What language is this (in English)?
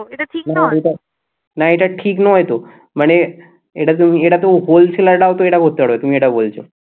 Bangla